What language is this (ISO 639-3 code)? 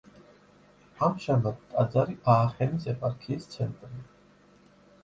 kat